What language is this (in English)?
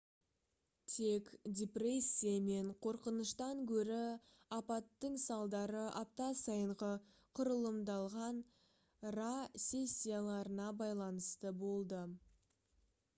Kazakh